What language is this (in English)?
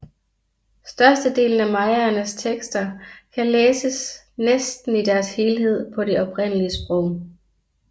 Danish